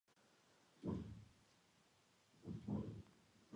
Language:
Georgian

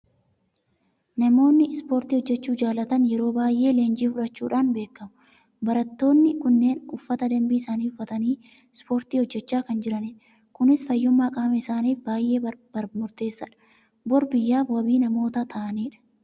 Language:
Oromo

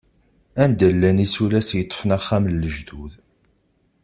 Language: Kabyle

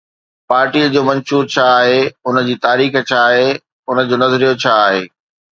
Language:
Sindhi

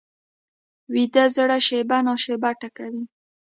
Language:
Pashto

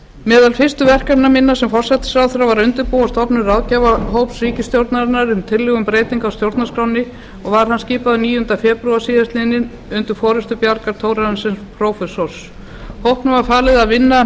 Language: Icelandic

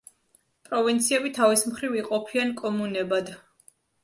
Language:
Georgian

